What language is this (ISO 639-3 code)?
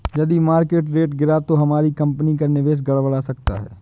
hin